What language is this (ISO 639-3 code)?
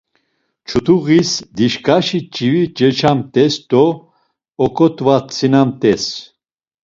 lzz